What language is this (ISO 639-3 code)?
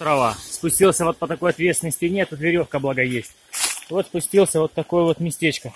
rus